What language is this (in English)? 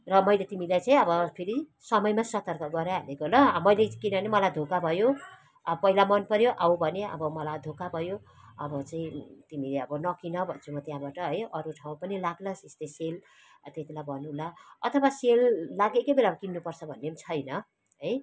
Nepali